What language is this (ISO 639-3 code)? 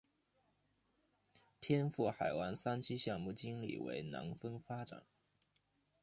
zho